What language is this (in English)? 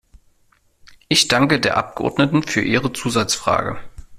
German